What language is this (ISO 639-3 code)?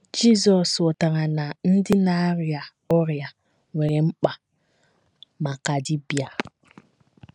ibo